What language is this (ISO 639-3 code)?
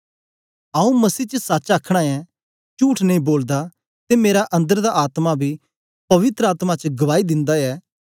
doi